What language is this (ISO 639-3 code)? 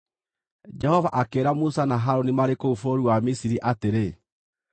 kik